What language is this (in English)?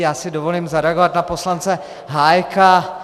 Czech